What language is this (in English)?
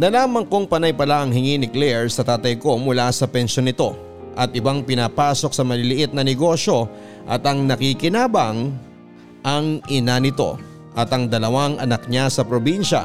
Filipino